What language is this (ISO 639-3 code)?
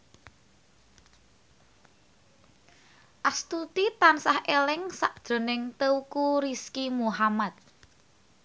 jav